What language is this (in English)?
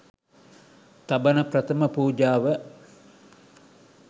Sinhala